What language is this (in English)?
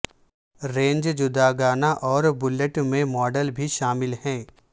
Urdu